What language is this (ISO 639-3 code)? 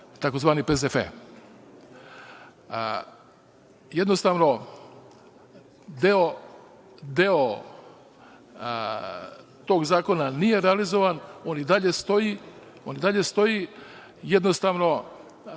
srp